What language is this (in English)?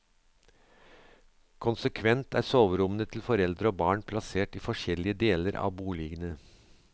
Norwegian